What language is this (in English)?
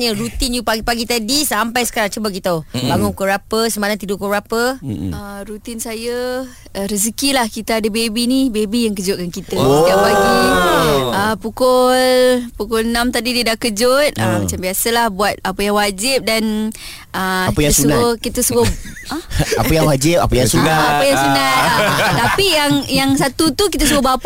Malay